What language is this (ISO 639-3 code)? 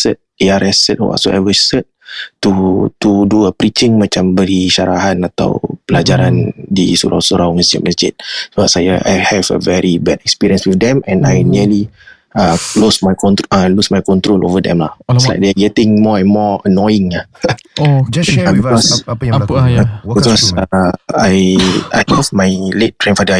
msa